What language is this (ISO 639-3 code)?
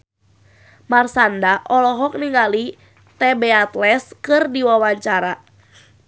sun